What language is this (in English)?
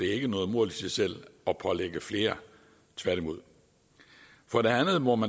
Danish